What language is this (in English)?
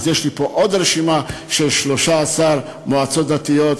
Hebrew